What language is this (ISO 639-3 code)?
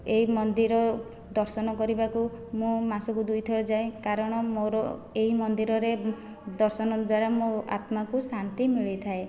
ori